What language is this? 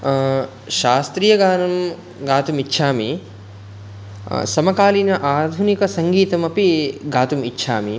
Sanskrit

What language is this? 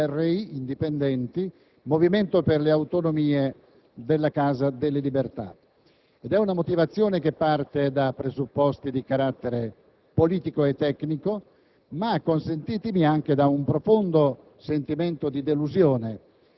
Italian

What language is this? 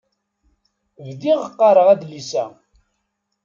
Kabyle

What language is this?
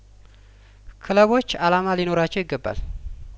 Amharic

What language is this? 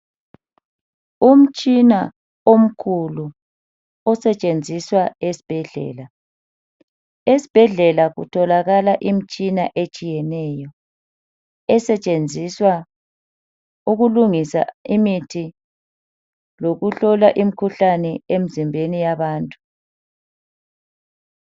North Ndebele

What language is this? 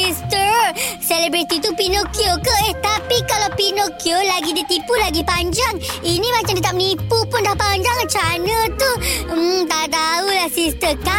Malay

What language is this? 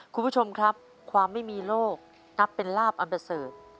Thai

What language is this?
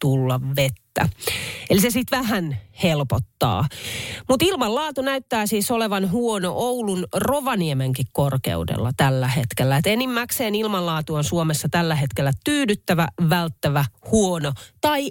Finnish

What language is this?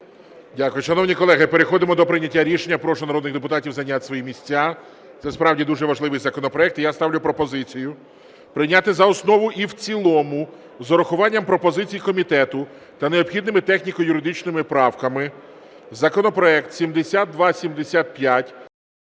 Ukrainian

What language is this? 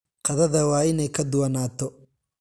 Somali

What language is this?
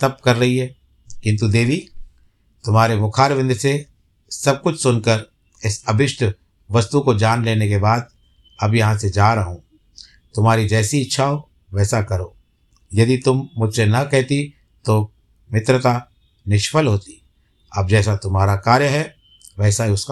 Hindi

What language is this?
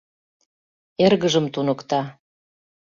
Mari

